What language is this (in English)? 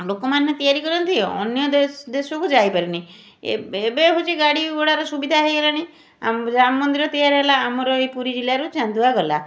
Odia